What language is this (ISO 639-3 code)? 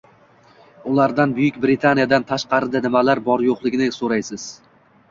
uzb